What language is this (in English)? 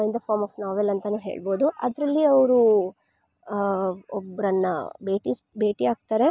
Kannada